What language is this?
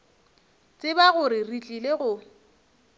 Northern Sotho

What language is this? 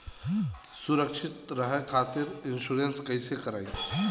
Bhojpuri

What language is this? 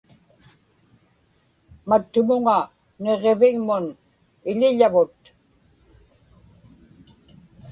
Inupiaq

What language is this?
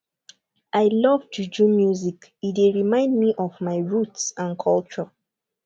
Nigerian Pidgin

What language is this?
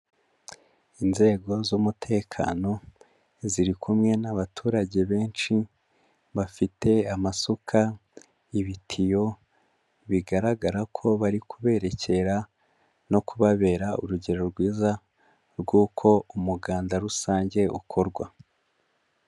Kinyarwanda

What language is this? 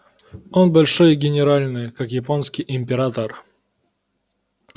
Russian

